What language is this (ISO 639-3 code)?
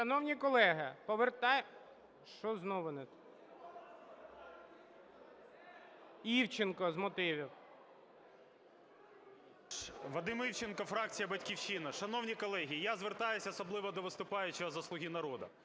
ukr